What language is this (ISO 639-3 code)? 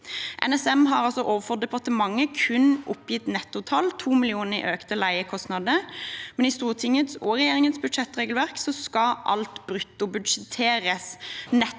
nor